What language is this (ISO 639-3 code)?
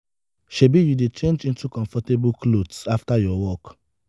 pcm